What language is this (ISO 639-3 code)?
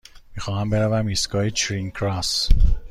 fas